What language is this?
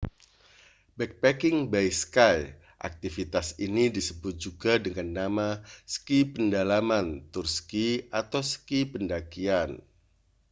Indonesian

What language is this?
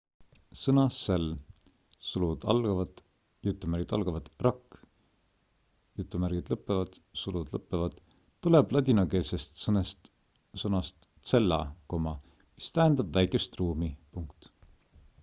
Estonian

